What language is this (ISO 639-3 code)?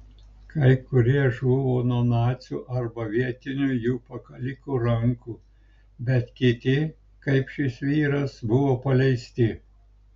lit